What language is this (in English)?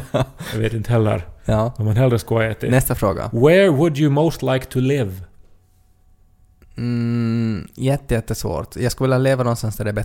Swedish